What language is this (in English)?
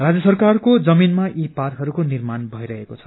Nepali